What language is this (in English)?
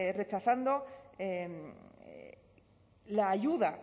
Spanish